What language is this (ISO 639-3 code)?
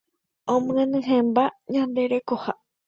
grn